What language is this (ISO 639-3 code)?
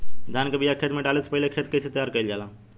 bho